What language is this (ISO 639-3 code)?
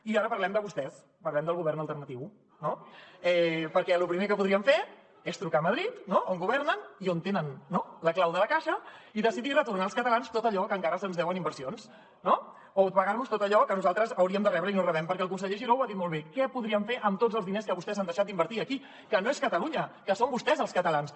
cat